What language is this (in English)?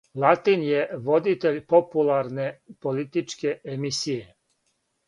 Serbian